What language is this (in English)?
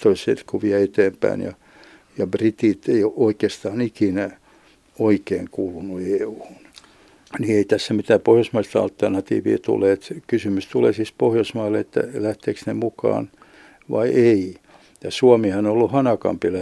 Finnish